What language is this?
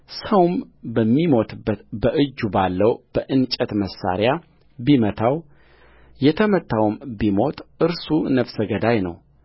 Amharic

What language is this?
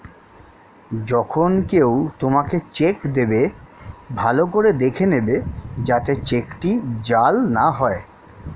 Bangla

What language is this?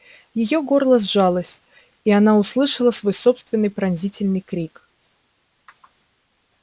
Russian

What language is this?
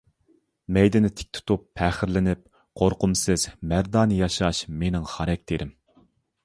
Uyghur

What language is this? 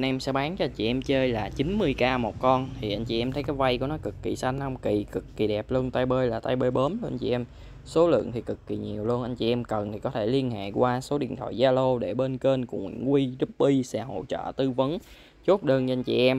Vietnamese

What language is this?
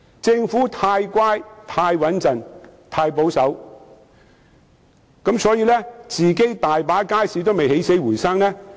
Cantonese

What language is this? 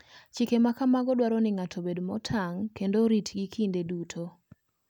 Luo (Kenya and Tanzania)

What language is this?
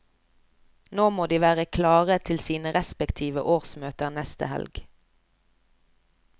Norwegian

